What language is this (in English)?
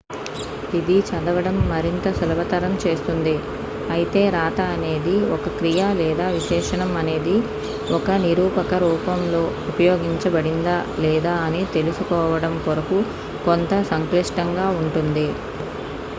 Telugu